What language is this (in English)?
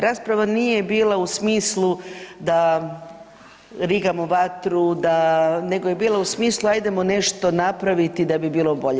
Croatian